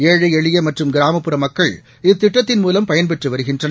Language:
Tamil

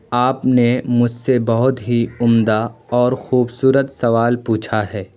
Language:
Urdu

